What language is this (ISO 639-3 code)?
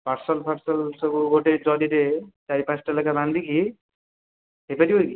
ori